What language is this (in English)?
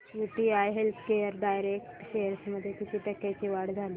Marathi